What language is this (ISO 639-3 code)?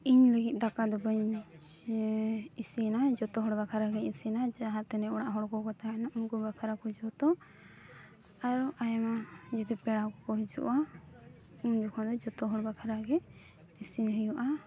sat